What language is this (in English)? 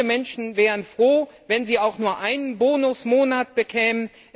German